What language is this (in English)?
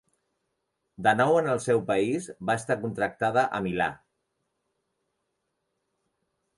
Catalan